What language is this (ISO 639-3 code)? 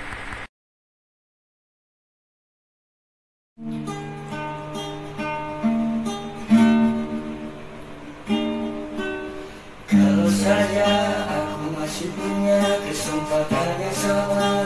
ind